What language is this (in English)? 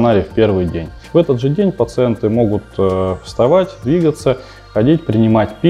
Russian